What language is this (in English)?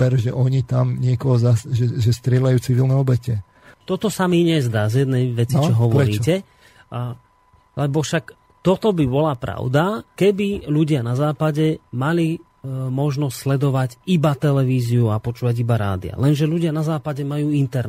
Slovak